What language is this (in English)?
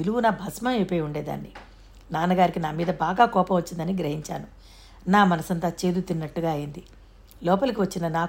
Telugu